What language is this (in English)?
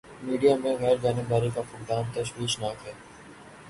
Urdu